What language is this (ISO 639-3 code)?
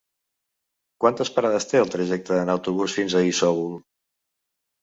cat